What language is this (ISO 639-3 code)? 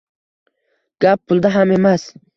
uzb